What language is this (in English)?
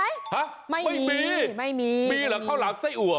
Thai